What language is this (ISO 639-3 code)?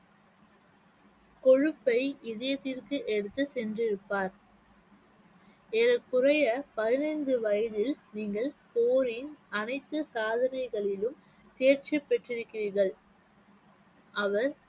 tam